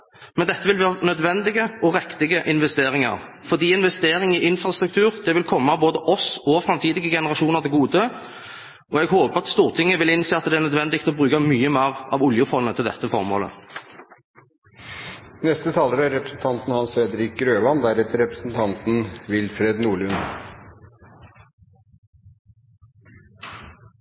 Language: Norwegian Bokmål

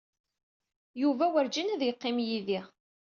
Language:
Kabyle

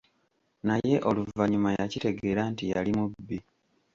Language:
Ganda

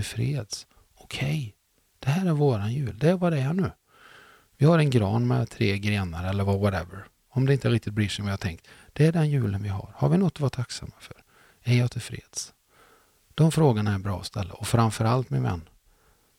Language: Swedish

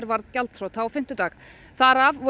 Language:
Icelandic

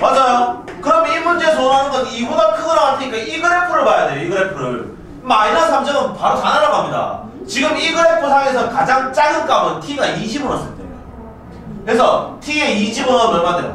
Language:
Korean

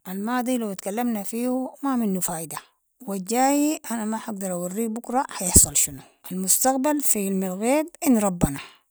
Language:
Sudanese Arabic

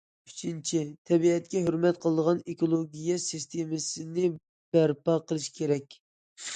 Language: Uyghur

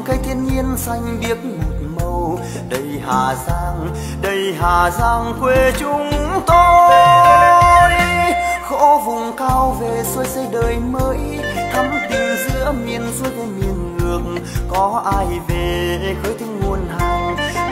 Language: Vietnamese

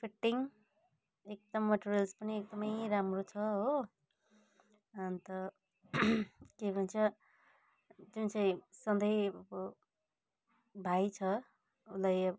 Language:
Nepali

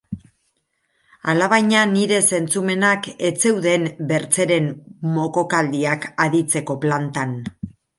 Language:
Basque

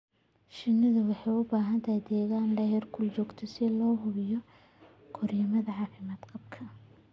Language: Somali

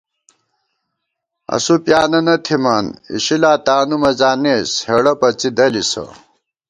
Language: Gawar-Bati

